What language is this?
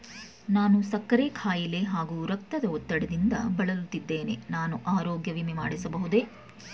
Kannada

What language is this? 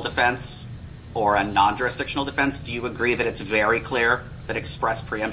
English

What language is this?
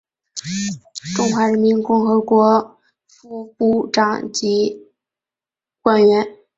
Chinese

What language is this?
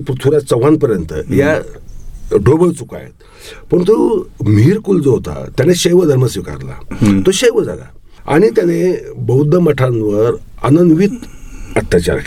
Marathi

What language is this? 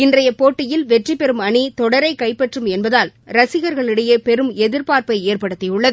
Tamil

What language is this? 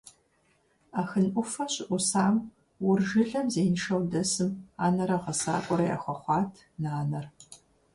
Kabardian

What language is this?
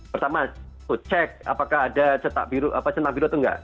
Indonesian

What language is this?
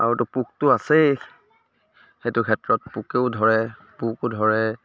Assamese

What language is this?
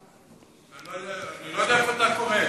Hebrew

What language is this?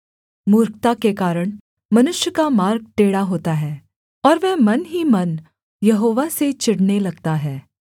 Hindi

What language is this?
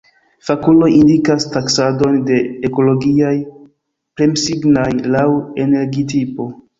Esperanto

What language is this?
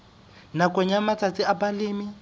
Southern Sotho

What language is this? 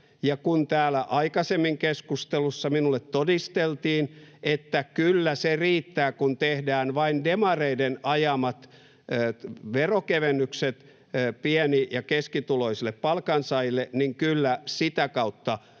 Finnish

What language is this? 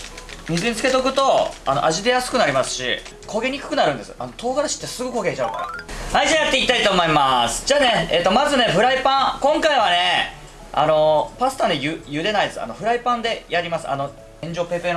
Japanese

